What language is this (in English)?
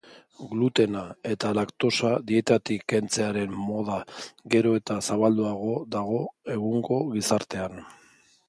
Basque